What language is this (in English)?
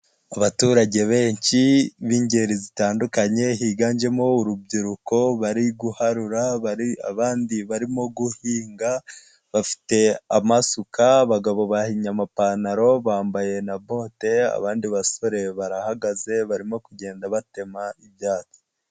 Kinyarwanda